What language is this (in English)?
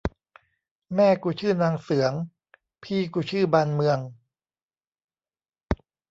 Thai